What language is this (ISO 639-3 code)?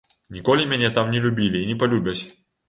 bel